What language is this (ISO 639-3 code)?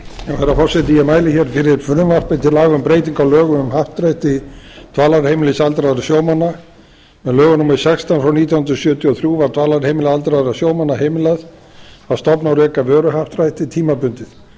isl